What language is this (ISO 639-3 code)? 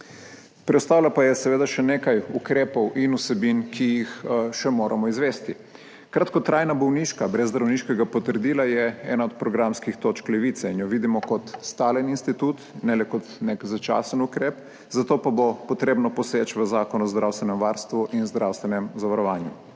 slv